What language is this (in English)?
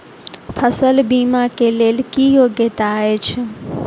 Maithili